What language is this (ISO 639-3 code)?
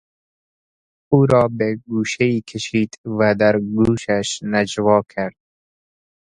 fas